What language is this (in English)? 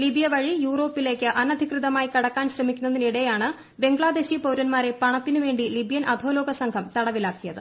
Malayalam